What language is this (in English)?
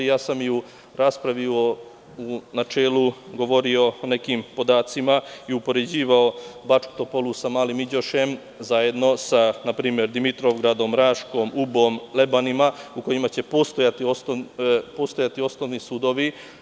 Serbian